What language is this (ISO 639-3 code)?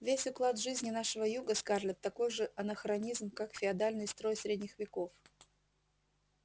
rus